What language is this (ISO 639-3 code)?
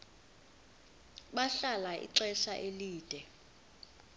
xho